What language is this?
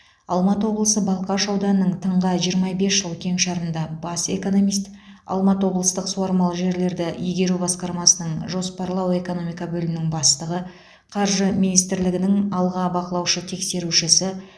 Kazakh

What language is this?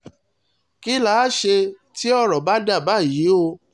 Yoruba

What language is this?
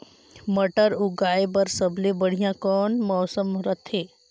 Chhattisgarhi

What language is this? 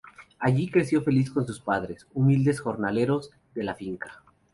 Spanish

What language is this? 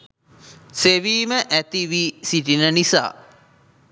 Sinhala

